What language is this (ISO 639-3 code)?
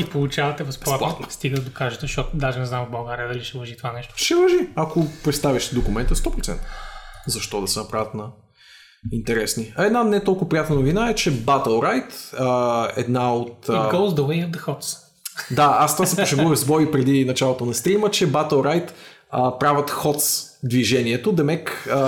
bul